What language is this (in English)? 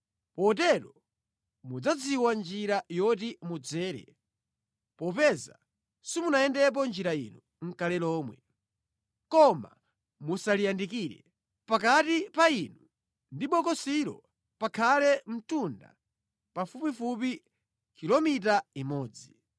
Nyanja